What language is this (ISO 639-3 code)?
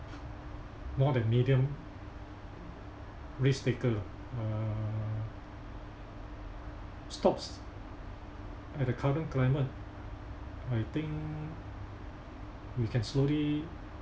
eng